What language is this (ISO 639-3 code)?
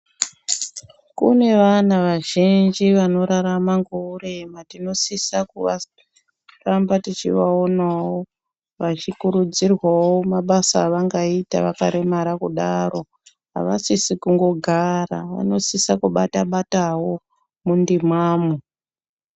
ndc